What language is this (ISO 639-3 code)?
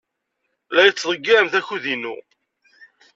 kab